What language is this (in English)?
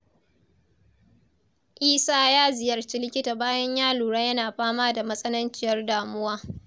Hausa